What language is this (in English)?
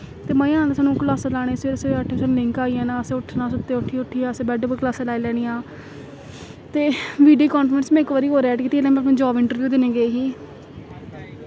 Dogri